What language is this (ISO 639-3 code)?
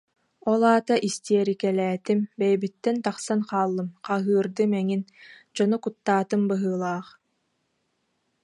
sah